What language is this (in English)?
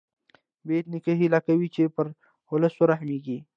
Pashto